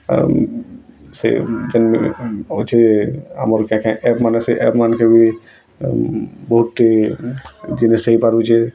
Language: Odia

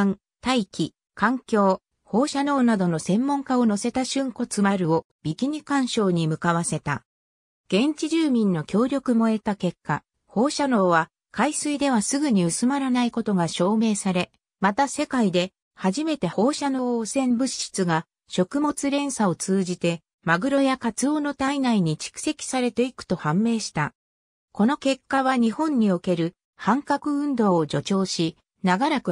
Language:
Japanese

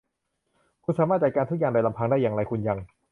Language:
Thai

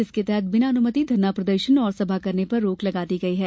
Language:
Hindi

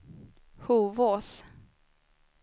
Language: Swedish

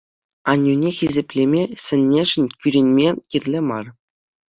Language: Chuvash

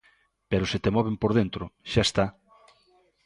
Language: Galician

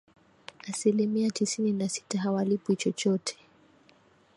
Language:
Swahili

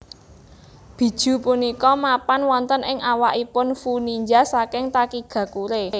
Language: Javanese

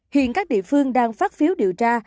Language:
Vietnamese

